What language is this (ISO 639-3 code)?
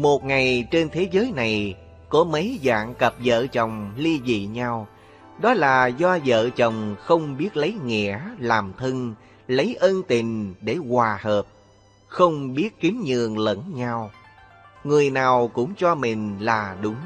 vie